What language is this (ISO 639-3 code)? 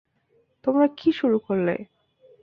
ben